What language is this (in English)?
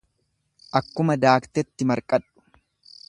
Oromo